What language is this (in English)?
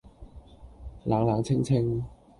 Cantonese